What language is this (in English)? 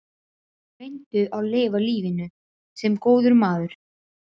Icelandic